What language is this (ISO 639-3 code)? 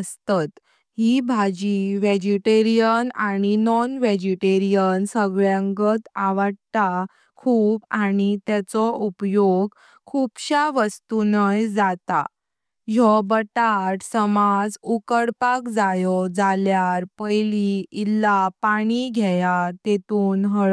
kok